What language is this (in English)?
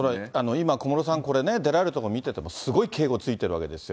Japanese